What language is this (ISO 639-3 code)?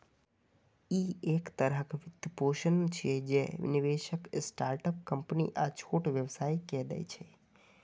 mai